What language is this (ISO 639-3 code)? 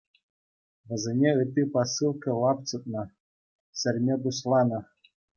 chv